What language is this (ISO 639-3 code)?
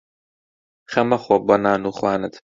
ckb